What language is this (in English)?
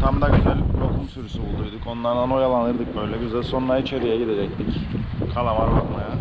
Turkish